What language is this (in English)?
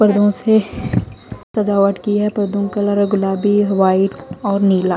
Hindi